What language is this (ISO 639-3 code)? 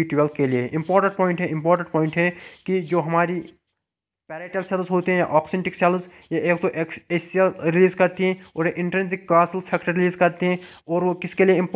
hin